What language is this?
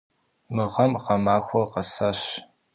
Kabardian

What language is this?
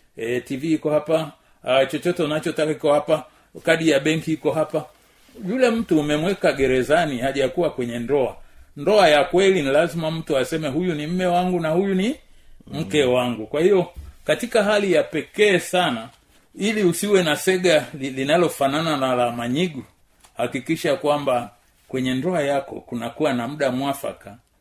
Swahili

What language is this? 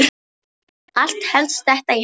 Icelandic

